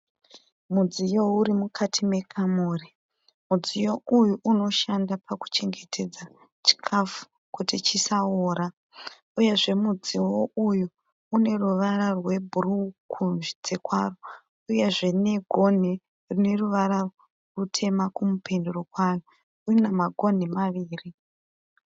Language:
Shona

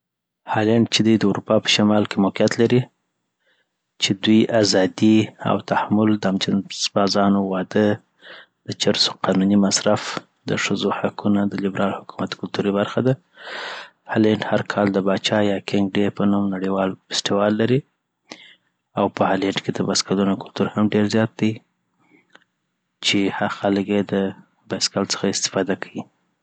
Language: Southern Pashto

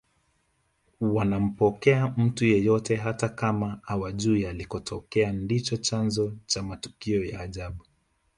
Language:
Swahili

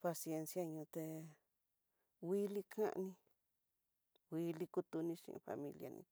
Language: Tidaá Mixtec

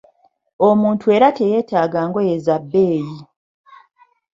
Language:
Ganda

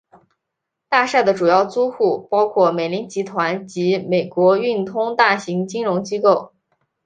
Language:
Chinese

